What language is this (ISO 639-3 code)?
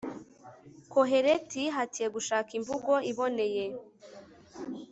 kin